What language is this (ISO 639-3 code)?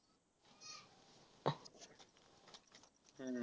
mar